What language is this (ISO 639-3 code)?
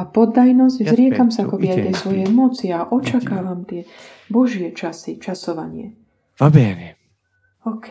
slk